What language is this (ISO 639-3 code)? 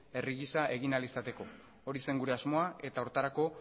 eus